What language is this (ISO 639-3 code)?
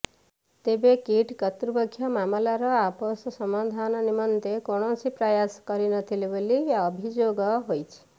ori